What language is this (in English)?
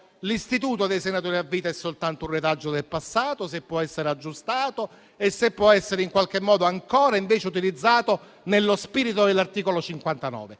Italian